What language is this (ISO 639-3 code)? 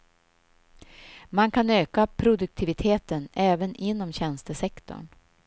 swe